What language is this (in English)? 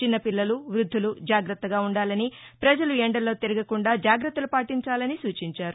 Telugu